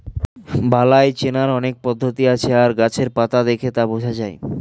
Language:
Bangla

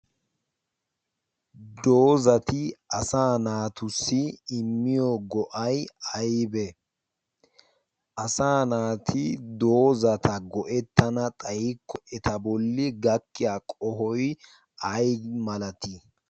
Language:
Wolaytta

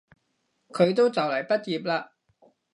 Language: Cantonese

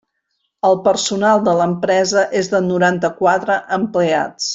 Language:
Catalan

